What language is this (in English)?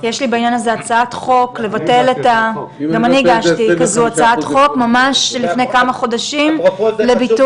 Hebrew